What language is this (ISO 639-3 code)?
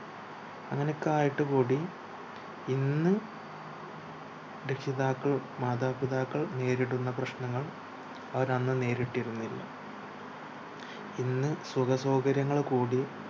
mal